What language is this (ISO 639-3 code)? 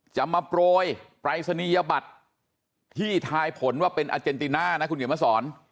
tha